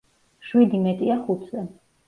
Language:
Georgian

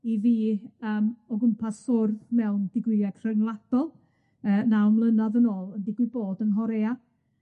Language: Welsh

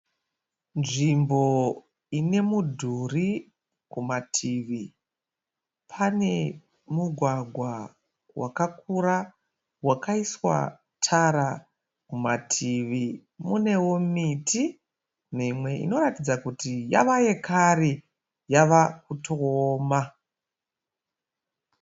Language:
Shona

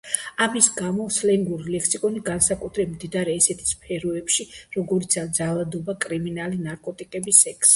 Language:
Georgian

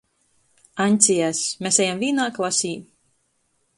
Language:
Latgalian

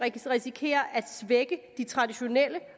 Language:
Danish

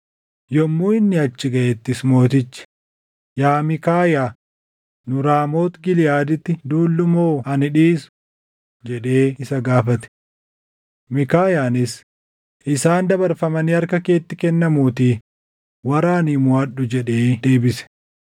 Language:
Oromo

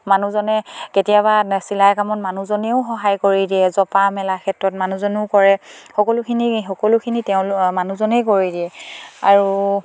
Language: Assamese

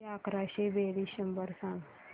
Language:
Marathi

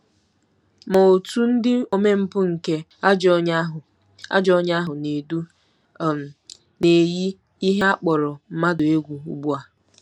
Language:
Igbo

